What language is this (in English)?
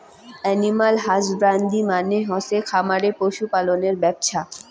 Bangla